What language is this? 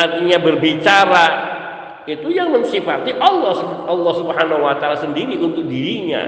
Indonesian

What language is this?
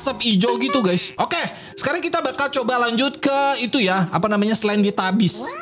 Indonesian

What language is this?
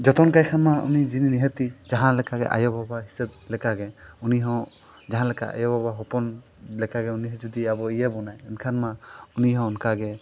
Santali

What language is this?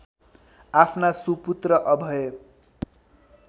Nepali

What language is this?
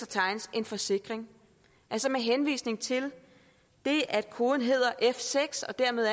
Danish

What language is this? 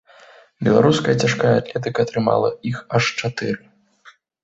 Belarusian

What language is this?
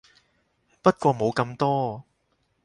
Cantonese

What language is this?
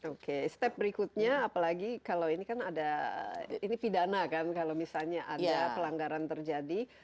Indonesian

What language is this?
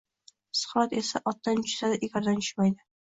Uzbek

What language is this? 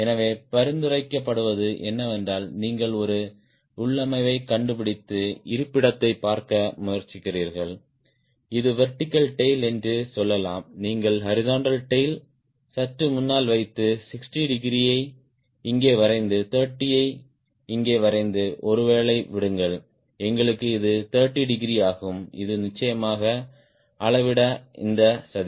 Tamil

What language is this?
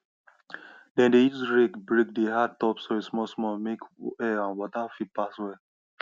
Nigerian Pidgin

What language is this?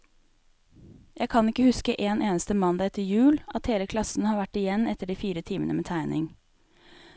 Norwegian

